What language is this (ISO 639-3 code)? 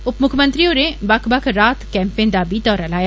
doi